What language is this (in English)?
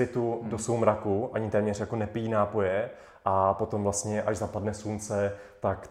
Czech